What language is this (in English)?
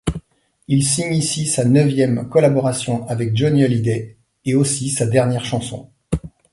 French